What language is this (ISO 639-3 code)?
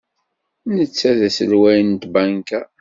kab